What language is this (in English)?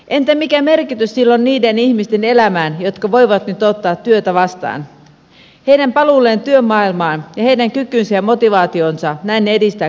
Finnish